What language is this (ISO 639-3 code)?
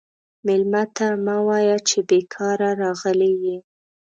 pus